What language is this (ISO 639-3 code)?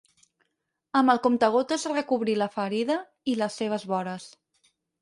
cat